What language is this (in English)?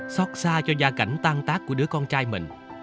Vietnamese